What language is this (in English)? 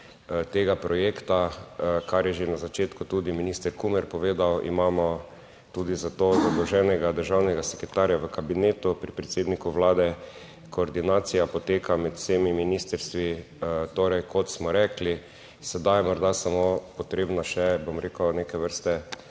Slovenian